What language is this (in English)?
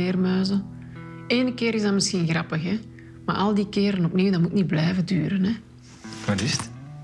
Dutch